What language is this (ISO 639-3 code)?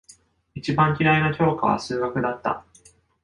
jpn